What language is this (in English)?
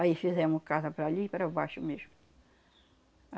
Portuguese